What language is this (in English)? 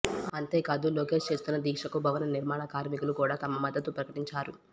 Telugu